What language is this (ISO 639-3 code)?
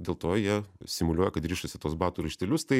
lit